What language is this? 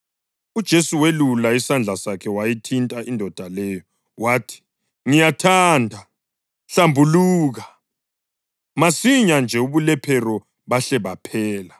North Ndebele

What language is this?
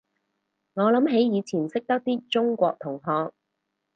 Cantonese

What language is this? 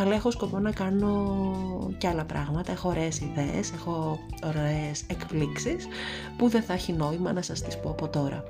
Greek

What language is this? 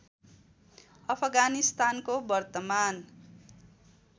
Nepali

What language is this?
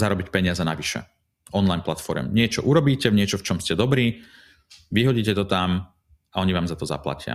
Slovak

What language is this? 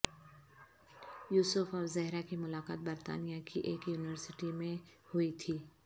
Urdu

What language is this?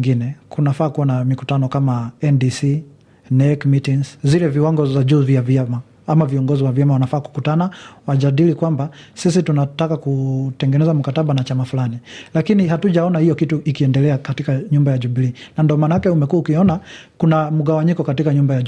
Swahili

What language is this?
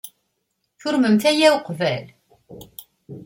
Kabyle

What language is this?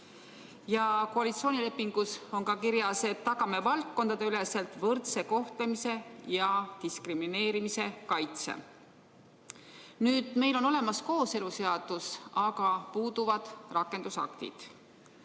Estonian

